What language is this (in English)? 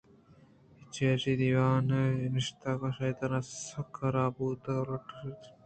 Eastern Balochi